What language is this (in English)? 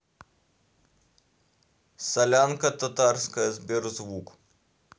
Russian